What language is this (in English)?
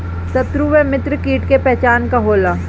Bhojpuri